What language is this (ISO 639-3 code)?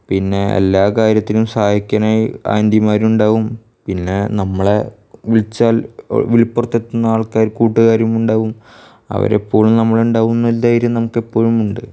mal